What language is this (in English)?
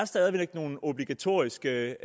Danish